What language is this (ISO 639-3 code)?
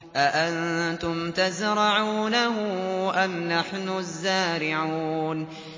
ara